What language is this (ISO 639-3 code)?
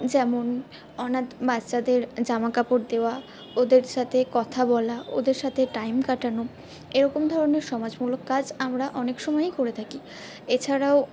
ben